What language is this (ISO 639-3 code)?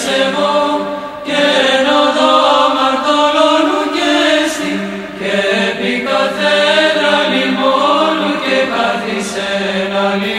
ell